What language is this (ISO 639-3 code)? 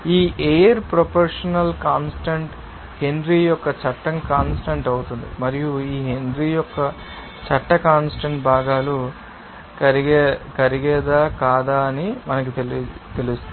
tel